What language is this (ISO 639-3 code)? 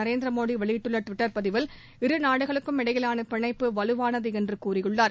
tam